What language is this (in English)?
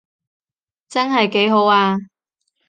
Cantonese